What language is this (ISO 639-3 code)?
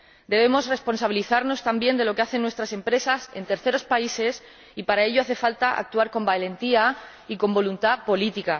spa